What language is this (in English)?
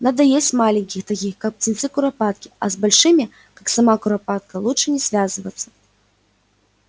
Russian